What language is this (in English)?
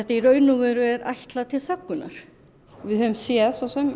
Icelandic